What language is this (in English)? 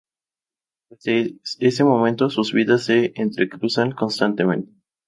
Spanish